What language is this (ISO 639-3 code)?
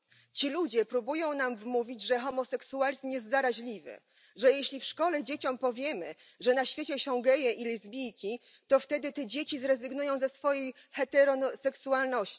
pol